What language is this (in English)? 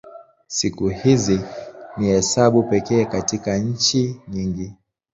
Swahili